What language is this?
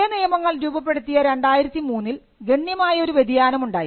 Malayalam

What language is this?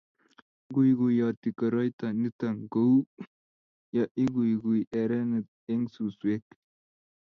Kalenjin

